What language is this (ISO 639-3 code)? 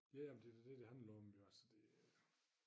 dan